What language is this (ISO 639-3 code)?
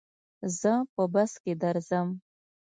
pus